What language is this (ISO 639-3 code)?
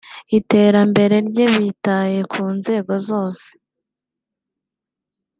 kin